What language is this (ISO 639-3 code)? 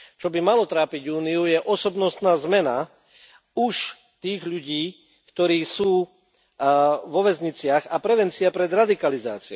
slk